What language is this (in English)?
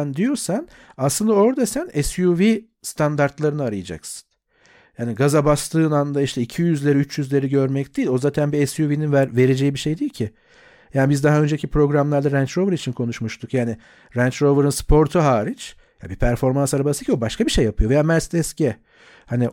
Turkish